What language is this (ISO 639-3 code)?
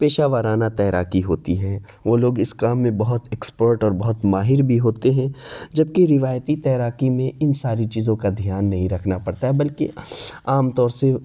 urd